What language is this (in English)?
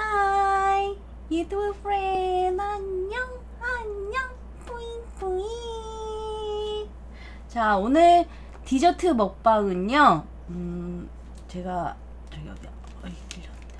Korean